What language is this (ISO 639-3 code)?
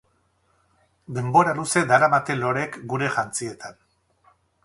eus